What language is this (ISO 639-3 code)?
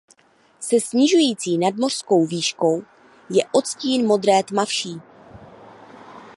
ces